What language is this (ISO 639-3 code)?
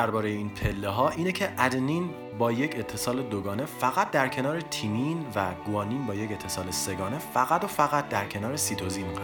fas